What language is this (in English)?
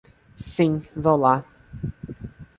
Portuguese